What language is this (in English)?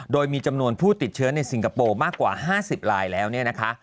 Thai